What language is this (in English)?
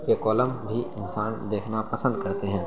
Urdu